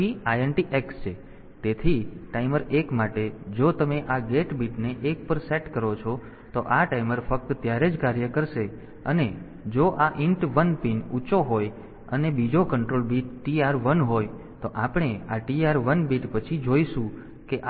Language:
Gujarati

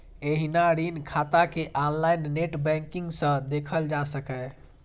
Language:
Maithili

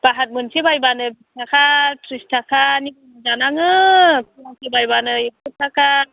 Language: Bodo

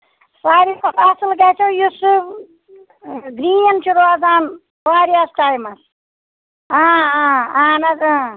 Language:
Kashmiri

